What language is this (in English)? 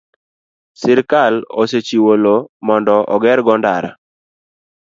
Luo (Kenya and Tanzania)